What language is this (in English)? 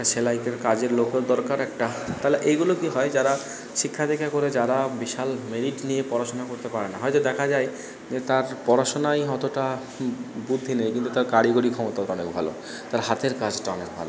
Bangla